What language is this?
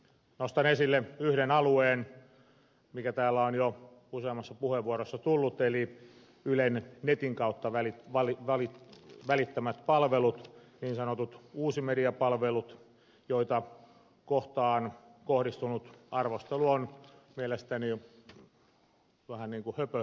Finnish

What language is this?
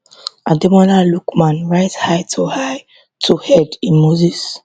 Nigerian Pidgin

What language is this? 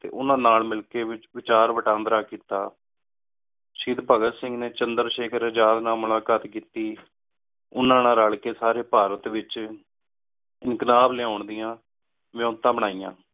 Punjabi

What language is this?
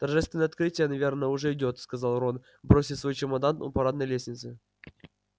Russian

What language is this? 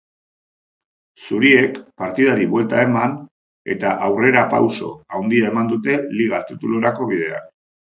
Basque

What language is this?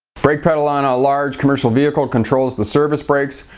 English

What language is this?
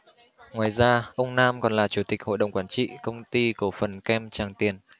Vietnamese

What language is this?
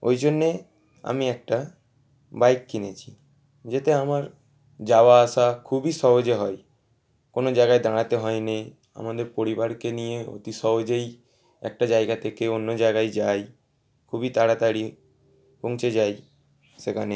Bangla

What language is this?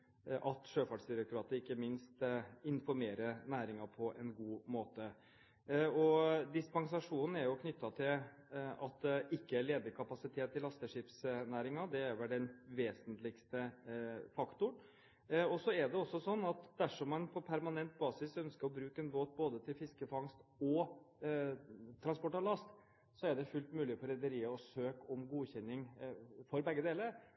Norwegian Bokmål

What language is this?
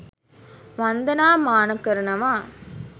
Sinhala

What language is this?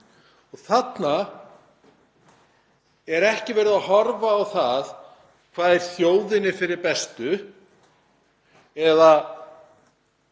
Icelandic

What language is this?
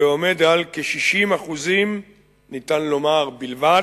Hebrew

